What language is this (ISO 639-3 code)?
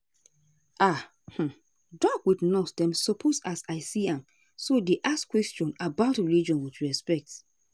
pcm